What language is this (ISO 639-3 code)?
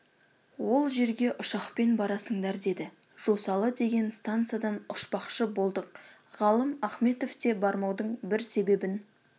kaz